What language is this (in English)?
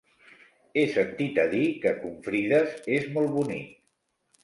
Catalan